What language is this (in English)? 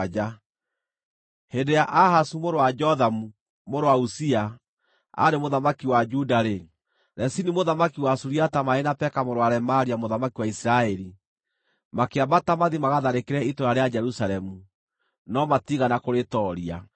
Kikuyu